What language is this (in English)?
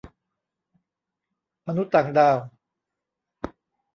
Thai